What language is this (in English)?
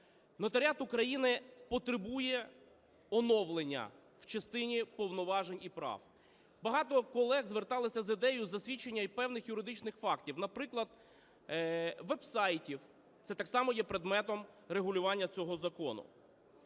Ukrainian